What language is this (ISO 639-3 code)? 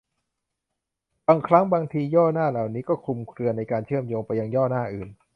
tha